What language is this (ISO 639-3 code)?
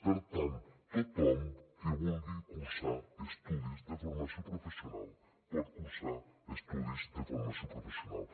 cat